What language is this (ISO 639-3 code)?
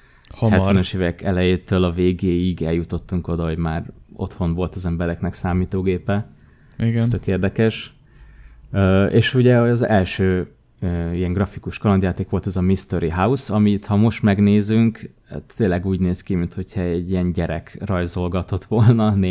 hun